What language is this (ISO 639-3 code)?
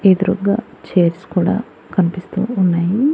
tel